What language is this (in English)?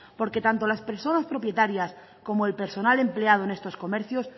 Spanish